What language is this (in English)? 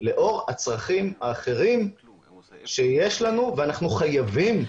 Hebrew